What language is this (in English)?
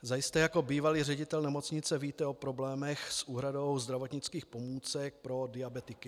Czech